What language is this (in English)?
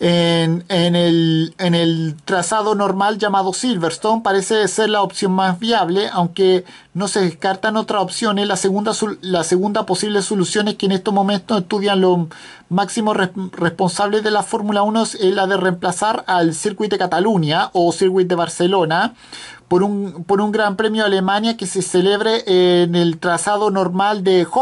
Spanish